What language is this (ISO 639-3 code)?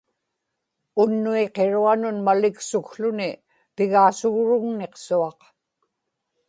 ipk